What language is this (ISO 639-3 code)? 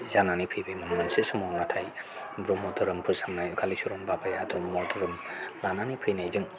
brx